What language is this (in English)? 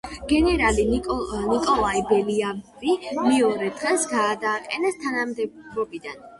Georgian